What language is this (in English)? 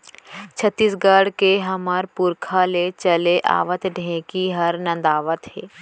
Chhattisgarhi